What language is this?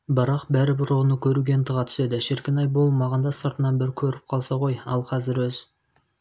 Kazakh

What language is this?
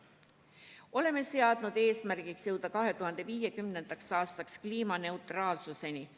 Estonian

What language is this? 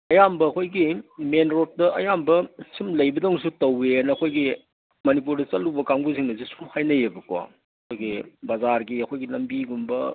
Manipuri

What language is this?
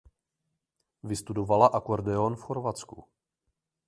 Czech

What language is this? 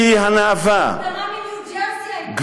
Hebrew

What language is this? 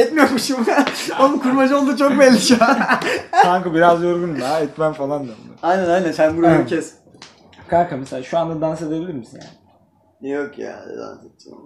Turkish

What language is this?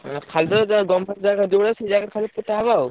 Odia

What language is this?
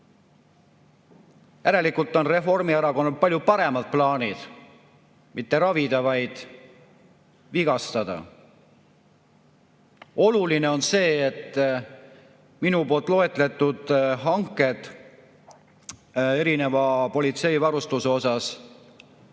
Estonian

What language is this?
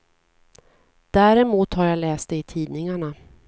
Swedish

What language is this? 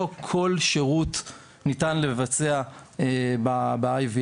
Hebrew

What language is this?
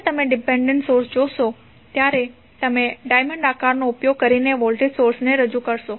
Gujarati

